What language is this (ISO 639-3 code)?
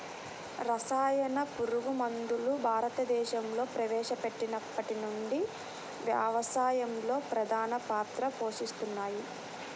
tel